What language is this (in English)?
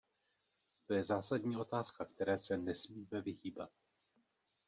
Czech